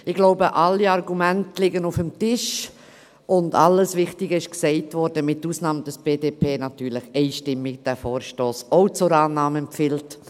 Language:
Swiss German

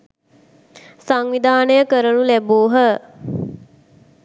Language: Sinhala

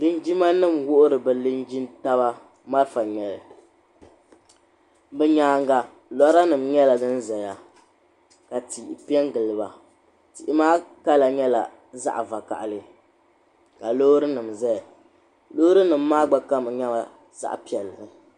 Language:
Dagbani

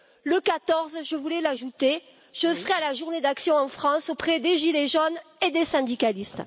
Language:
French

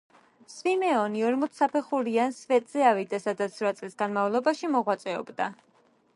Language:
Georgian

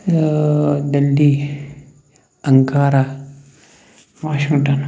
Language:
Kashmiri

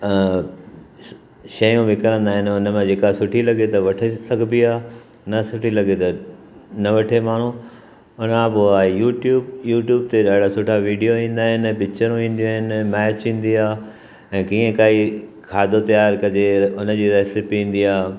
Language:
Sindhi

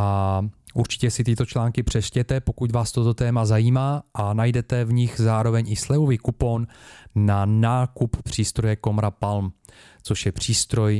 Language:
Czech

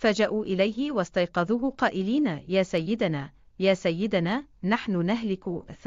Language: Arabic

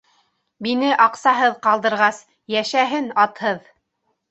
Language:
Bashkir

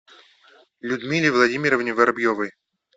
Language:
Russian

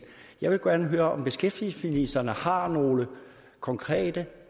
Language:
Danish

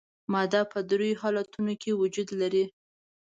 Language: Pashto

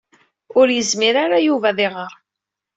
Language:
Kabyle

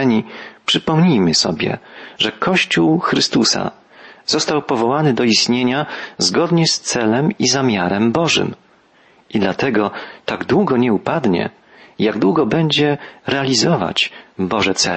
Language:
Polish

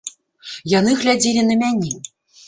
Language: Belarusian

